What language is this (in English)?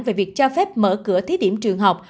Vietnamese